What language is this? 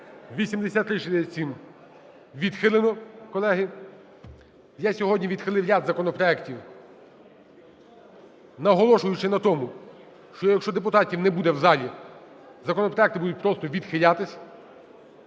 Ukrainian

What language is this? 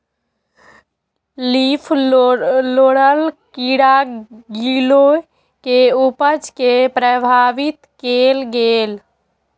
Maithili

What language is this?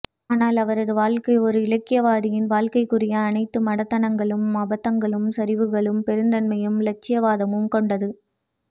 Tamil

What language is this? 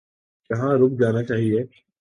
Urdu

